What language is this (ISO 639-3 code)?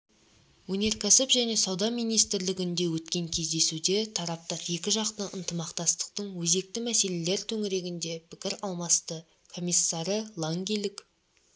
kaz